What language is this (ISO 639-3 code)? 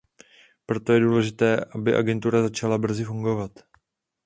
ces